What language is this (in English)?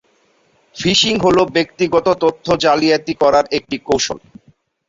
Bangla